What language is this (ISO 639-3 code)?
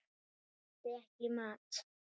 isl